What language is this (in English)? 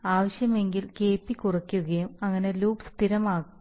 Malayalam